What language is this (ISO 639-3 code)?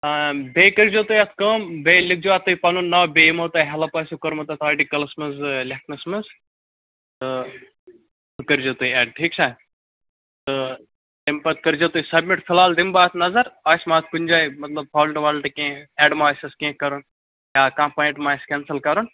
kas